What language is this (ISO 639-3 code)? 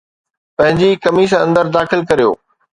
snd